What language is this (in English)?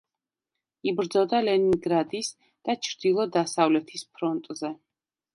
Georgian